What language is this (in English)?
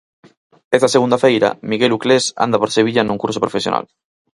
Galician